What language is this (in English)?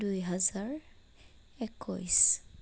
Assamese